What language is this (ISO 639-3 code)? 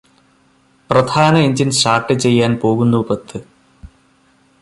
mal